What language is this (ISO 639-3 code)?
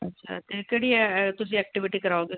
pan